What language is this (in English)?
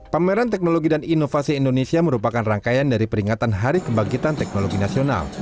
Indonesian